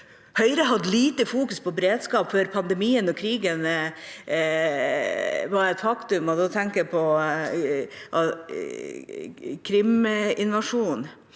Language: Norwegian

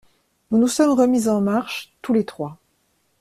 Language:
French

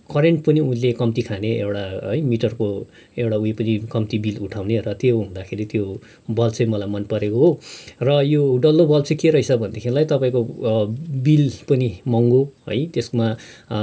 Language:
Nepali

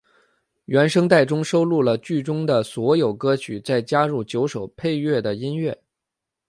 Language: Chinese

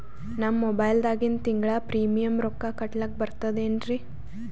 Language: Kannada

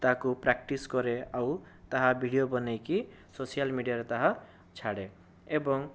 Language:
Odia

